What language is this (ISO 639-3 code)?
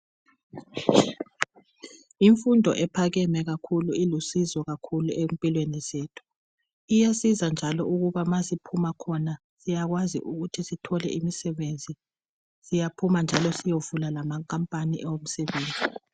nde